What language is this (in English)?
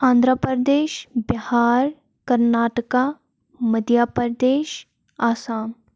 Kashmiri